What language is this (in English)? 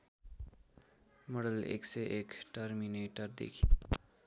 Nepali